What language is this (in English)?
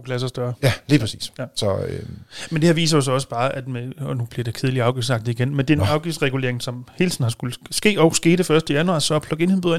Danish